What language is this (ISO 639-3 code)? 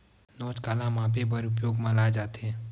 hne